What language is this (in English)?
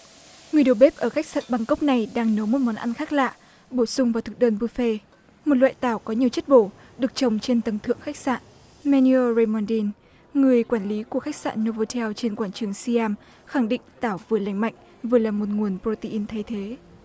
Vietnamese